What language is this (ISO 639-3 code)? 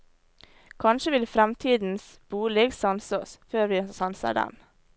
nor